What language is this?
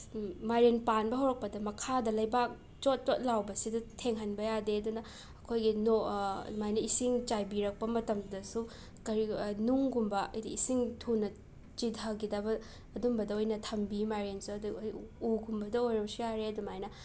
Manipuri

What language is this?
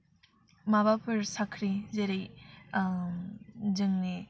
Bodo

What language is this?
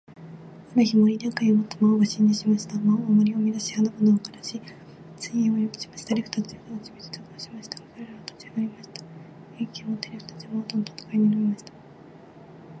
Japanese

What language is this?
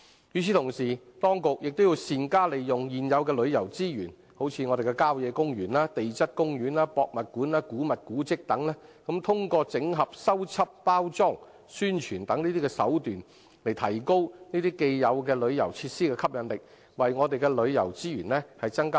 Cantonese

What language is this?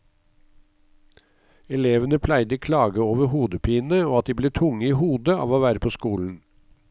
Norwegian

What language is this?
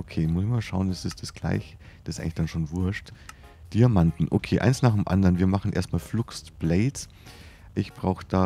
German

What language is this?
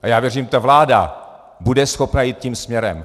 Czech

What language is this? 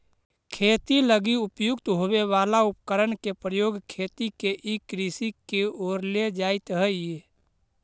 Magahi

